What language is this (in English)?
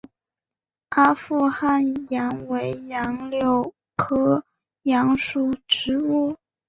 Chinese